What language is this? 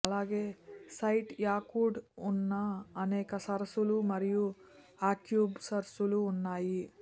Telugu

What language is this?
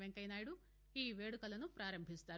Telugu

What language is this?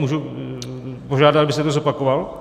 Czech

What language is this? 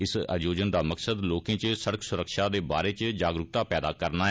Dogri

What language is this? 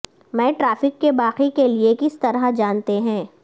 Urdu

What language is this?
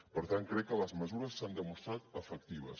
Catalan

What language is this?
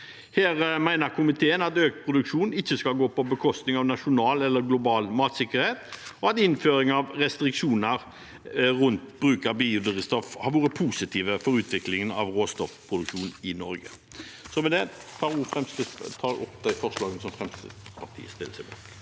Norwegian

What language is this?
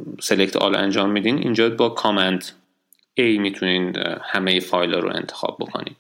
Persian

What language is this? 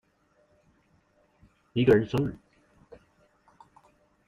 Chinese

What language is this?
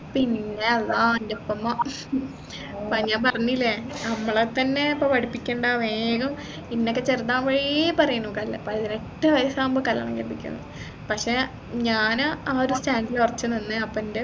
Malayalam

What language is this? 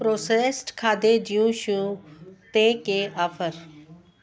Sindhi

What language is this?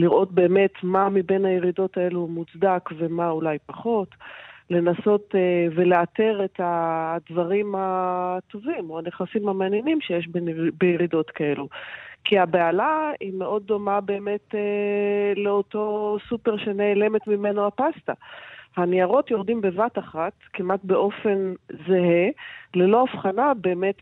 Hebrew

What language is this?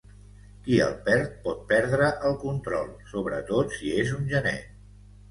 Catalan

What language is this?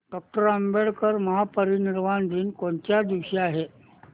Marathi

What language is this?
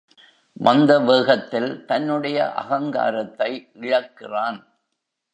Tamil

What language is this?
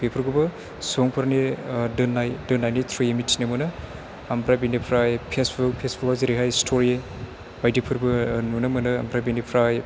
Bodo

